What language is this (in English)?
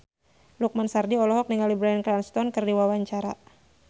Sundanese